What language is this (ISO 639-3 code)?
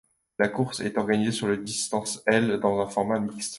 fra